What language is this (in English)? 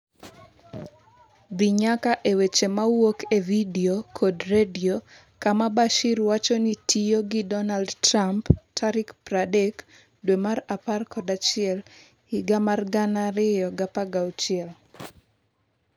Luo (Kenya and Tanzania)